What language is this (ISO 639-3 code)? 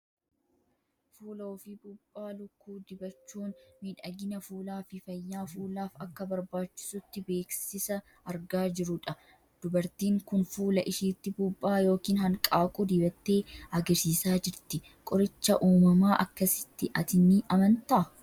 orm